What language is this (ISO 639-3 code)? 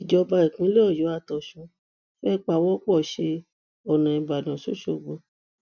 yor